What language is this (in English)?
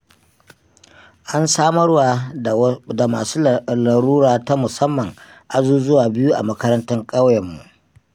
Hausa